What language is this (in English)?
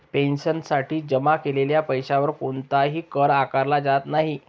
Marathi